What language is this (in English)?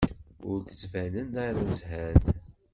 Kabyle